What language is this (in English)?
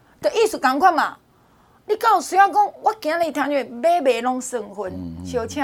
Chinese